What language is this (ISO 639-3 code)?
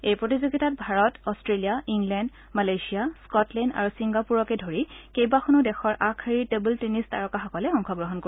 asm